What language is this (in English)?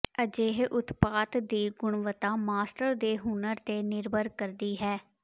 Punjabi